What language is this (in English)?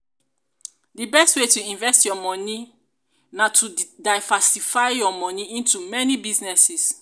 Nigerian Pidgin